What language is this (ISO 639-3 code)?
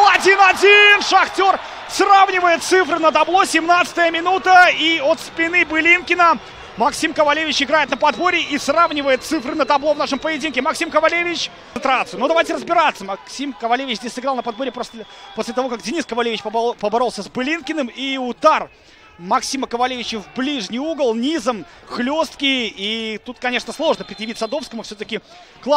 rus